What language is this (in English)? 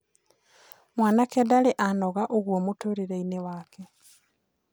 Kikuyu